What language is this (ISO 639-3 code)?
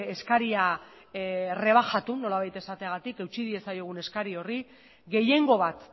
eus